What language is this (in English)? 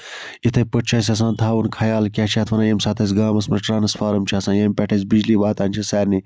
Kashmiri